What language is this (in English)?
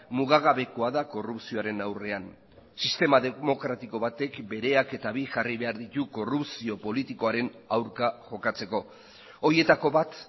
Basque